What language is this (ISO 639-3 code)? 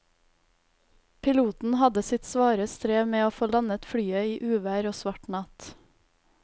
nor